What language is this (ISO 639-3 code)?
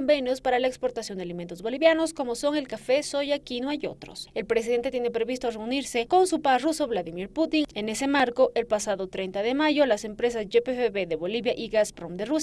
spa